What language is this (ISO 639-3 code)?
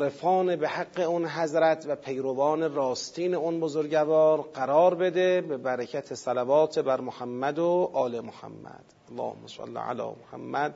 fas